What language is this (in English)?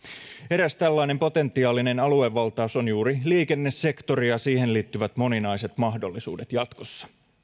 Finnish